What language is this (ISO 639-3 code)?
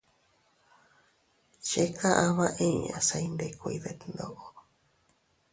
cut